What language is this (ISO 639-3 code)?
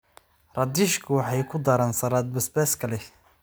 som